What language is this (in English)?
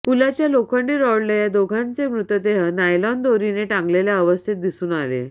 Marathi